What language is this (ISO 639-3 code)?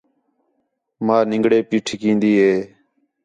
xhe